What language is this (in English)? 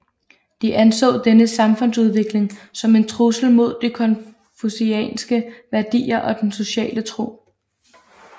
Danish